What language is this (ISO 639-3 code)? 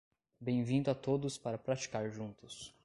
por